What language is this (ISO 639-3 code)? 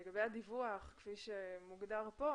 heb